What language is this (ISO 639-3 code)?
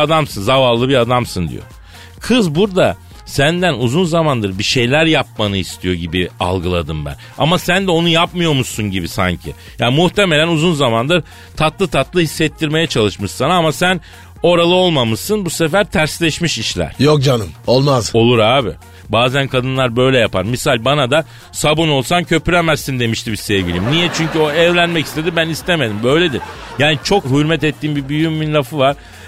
tur